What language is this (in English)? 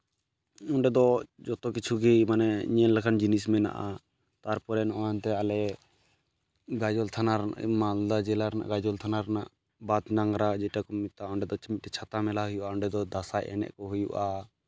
Santali